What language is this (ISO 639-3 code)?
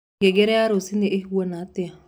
kik